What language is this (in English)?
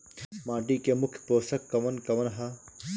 Bhojpuri